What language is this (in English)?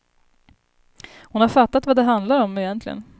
Swedish